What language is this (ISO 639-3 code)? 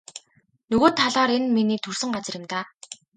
mon